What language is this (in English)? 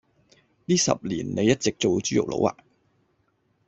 Cantonese